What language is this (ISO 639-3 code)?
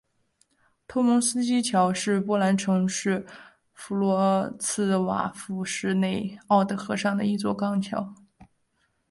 zho